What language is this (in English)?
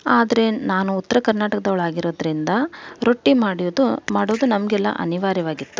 Kannada